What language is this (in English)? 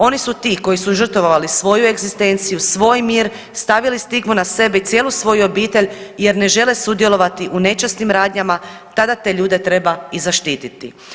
Croatian